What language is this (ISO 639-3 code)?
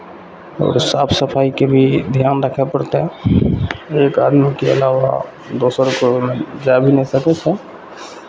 mai